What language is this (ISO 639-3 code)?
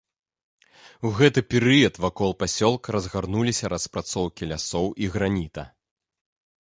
bel